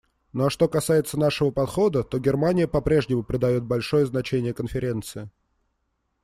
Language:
Russian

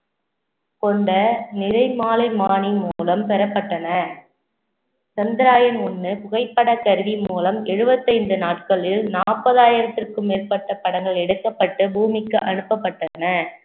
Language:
Tamil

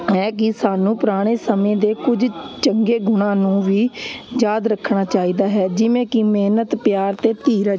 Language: Punjabi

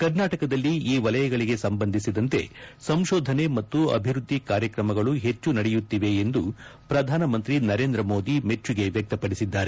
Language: Kannada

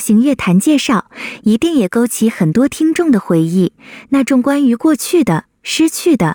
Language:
Chinese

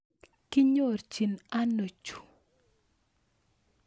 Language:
Kalenjin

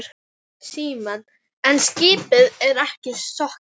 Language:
Icelandic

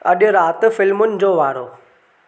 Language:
Sindhi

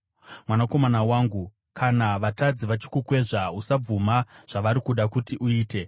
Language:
Shona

